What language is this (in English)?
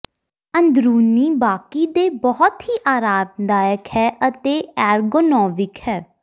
Punjabi